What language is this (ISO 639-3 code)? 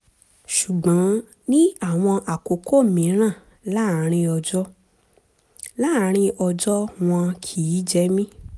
yor